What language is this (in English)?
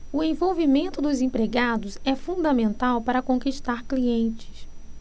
Portuguese